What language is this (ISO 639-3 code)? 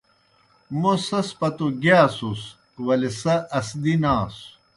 plk